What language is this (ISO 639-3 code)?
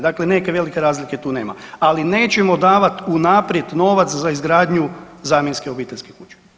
hrv